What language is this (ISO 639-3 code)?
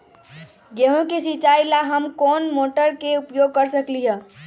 mag